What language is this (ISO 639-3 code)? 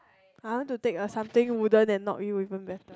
eng